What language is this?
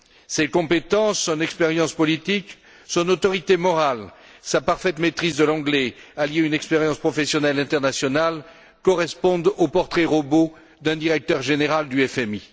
French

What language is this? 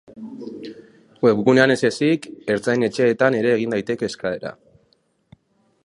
Basque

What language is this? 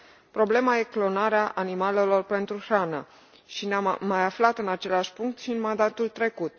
Romanian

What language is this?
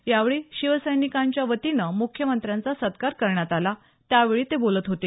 Marathi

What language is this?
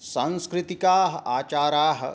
Sanskrit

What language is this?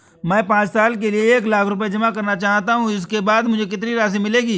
Hindi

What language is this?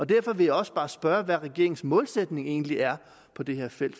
Danish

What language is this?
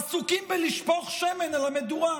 Hebrew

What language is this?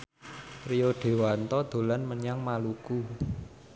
Javanese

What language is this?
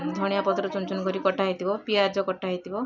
Odia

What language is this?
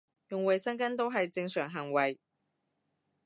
Cantonese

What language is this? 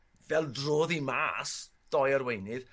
Welsh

